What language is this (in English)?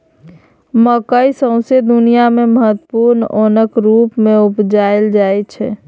Maithili